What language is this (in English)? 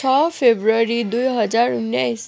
Nepali